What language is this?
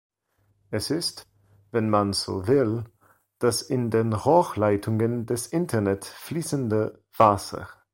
German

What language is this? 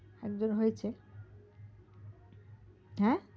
Bangla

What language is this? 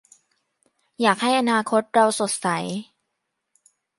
Thai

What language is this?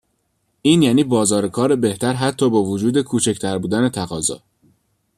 Persian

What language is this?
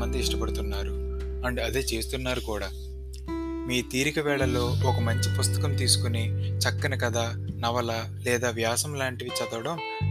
Telugu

